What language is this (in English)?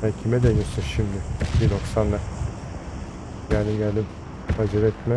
Turkish